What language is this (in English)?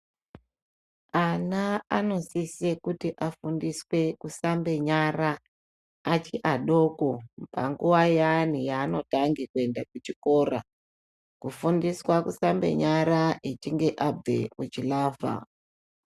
Ndau